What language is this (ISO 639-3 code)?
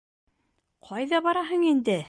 bak